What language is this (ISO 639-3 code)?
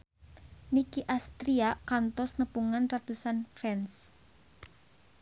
sun